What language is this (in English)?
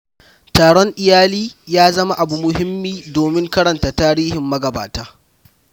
Hausa